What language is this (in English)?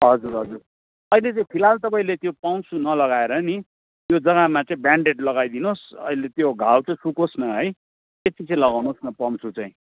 Nepali